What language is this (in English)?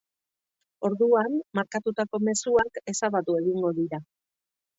Basque